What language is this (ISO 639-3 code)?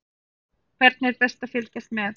isl